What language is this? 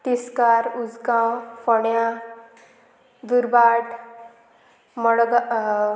Konkani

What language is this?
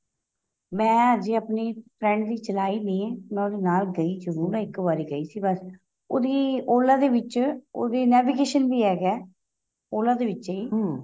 Punjabi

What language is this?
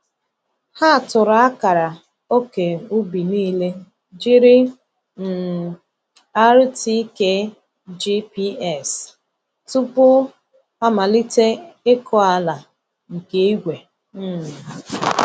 Igbo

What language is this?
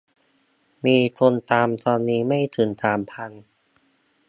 Thai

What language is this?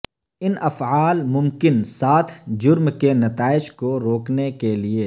Urdu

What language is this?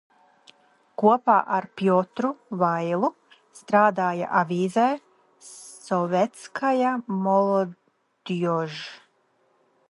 Latvian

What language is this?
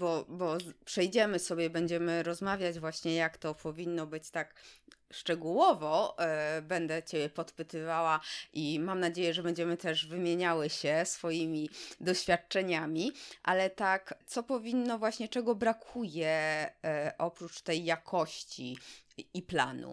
Polish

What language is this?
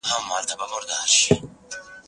Pashto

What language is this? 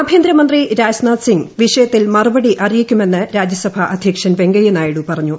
Malayalam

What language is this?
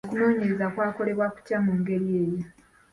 Ganda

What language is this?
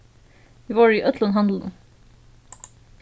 Faroese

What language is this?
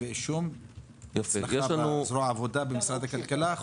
Hebrew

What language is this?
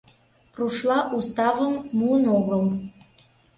Mari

